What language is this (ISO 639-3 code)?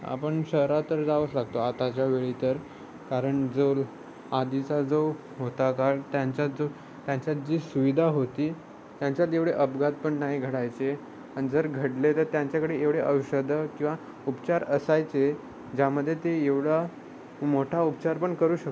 mar